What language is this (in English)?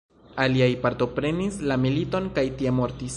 Esperanto